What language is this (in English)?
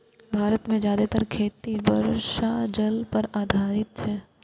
Maithili